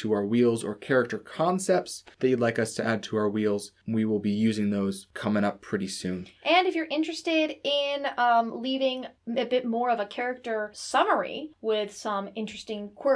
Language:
English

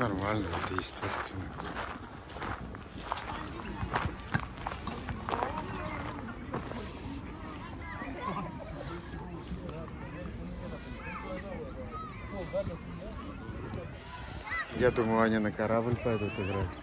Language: Russian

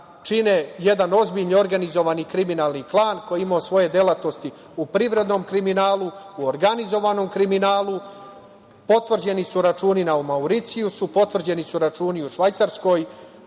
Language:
Serbian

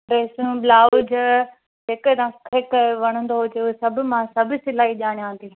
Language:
Sindhi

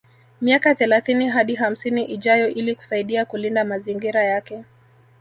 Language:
Swahili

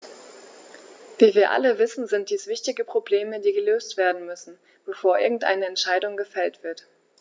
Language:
German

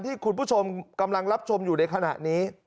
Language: Thai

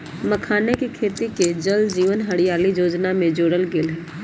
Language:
Magahi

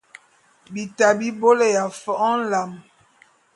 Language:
Bulu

